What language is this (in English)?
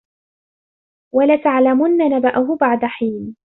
Arabic